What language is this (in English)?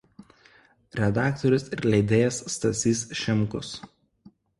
Lithuanian